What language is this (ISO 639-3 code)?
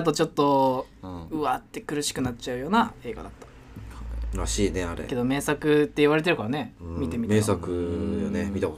jpn